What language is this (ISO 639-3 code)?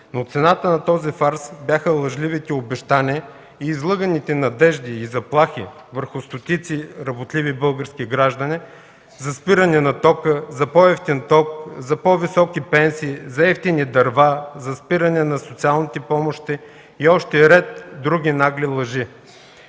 bul